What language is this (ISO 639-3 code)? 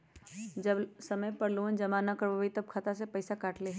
mag